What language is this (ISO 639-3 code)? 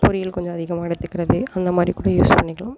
tam